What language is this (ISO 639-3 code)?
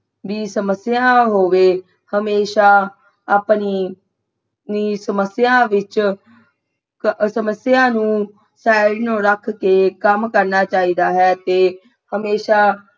pan